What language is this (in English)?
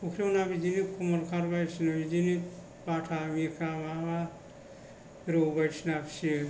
Bodo